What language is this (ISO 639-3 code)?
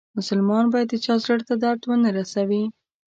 pus